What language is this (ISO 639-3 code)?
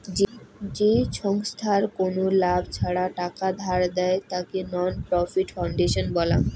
ben